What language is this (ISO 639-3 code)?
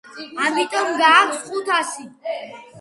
kat